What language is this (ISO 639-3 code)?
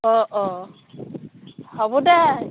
asm